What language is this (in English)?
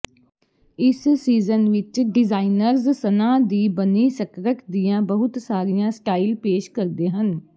Punjabi